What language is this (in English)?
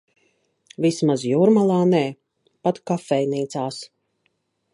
Latvian